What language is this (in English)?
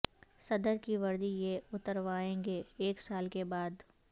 Urdu